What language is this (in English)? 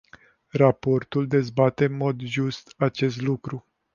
Romanian